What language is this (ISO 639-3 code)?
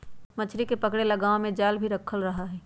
mag